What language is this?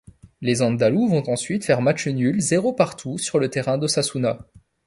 French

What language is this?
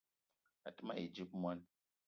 Eton (Cameroon)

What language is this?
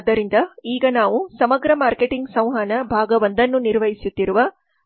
Kannada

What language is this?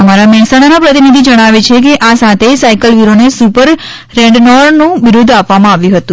Gujarati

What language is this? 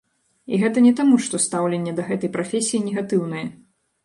Belarusian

